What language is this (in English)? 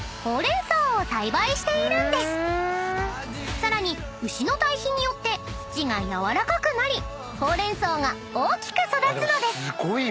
Japanese